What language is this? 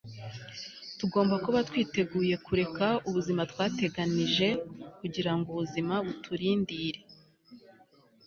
Kinyarwanda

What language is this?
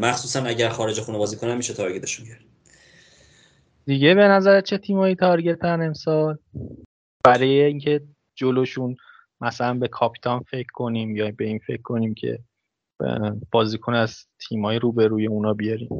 Persian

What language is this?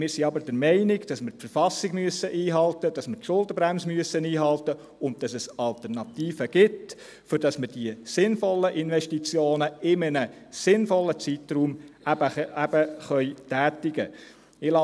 Swiss German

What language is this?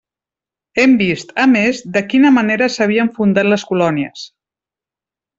Catalan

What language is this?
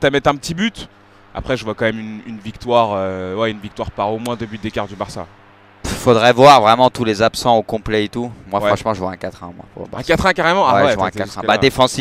French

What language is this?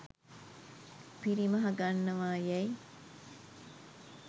Sinhala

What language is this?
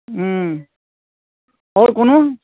Maithili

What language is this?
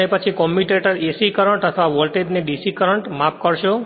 Gujarati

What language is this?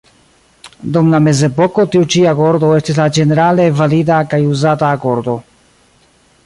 Esperanto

